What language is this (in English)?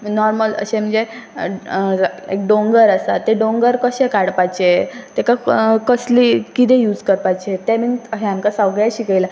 Konkani